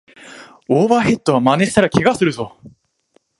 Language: Japanese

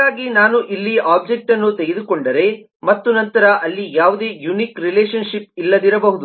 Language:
Kannada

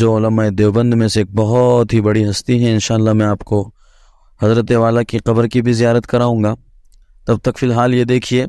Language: Hindi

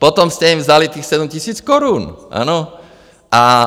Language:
Czech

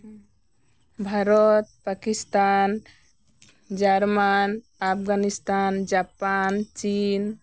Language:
Santali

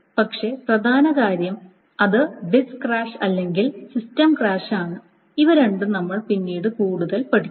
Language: Malayalam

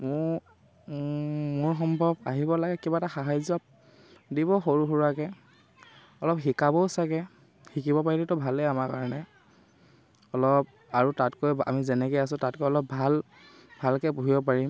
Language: Assamese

